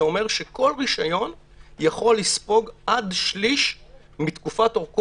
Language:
Hebrew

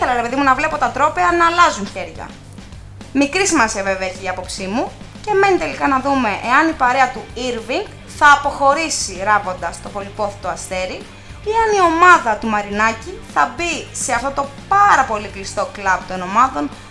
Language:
Greek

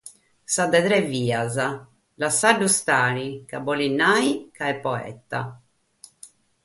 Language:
Sardinian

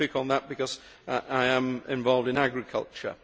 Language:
English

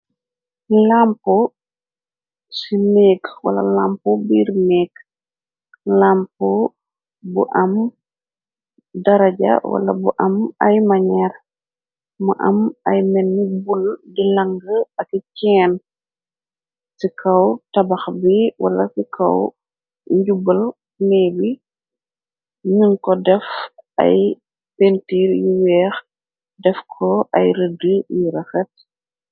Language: Wolof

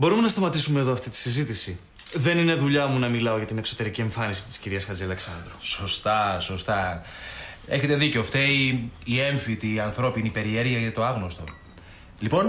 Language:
Greek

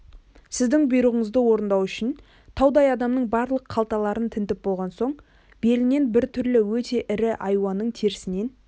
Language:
Kazakh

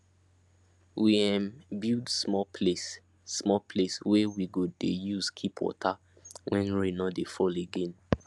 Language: Nigerian Pidgin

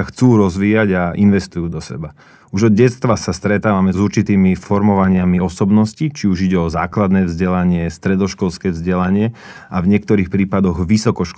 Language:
Slovak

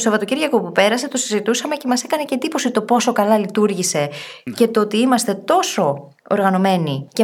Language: Greek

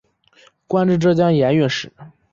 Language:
Chinese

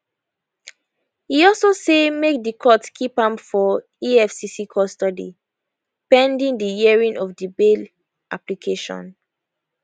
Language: Nigerian Pidgin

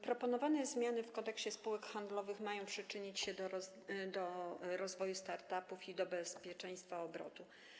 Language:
Polish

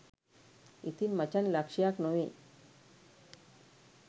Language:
Sinhala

